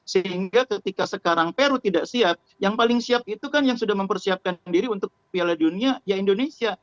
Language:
Indonesian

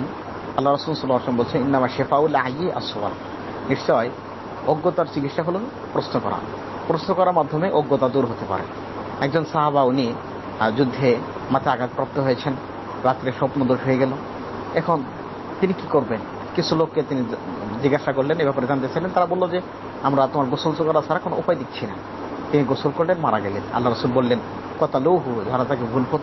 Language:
Bangla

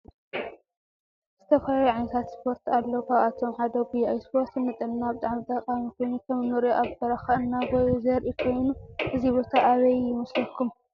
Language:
Tigrinya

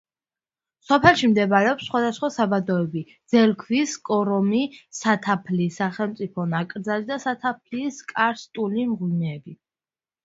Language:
Georgian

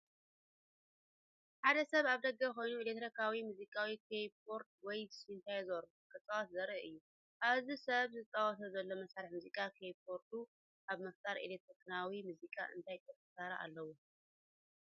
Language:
Tigrinya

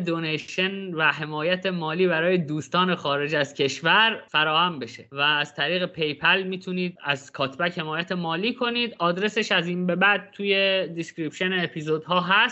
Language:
Persian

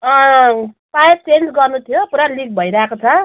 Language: Nepali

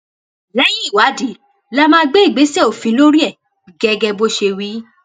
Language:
Yoruba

